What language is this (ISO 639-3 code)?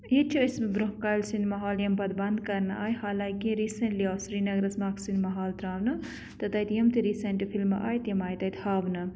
kas